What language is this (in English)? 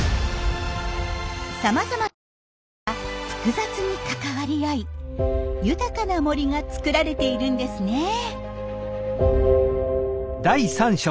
Japanese